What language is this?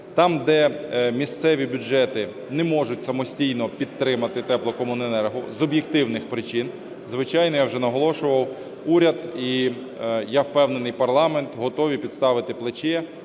Ukrainian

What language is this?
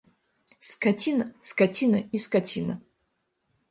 Belarusian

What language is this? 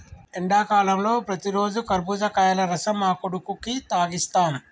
Telugu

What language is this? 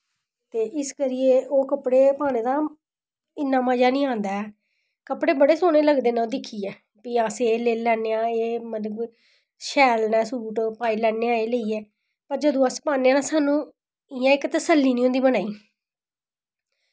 Dogri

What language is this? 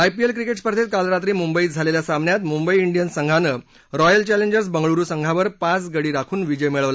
Marathi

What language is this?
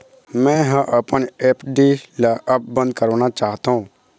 Chhattisgarhi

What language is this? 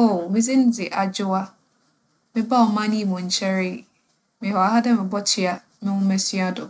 Akan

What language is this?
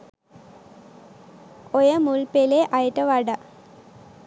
Sinhala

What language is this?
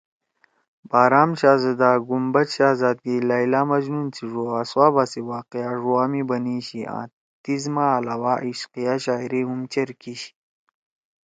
Torwali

